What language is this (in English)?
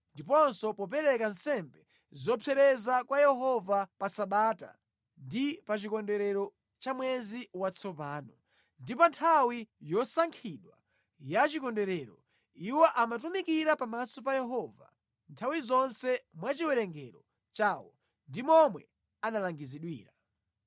Nyanja